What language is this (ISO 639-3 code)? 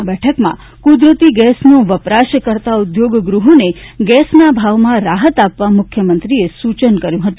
guj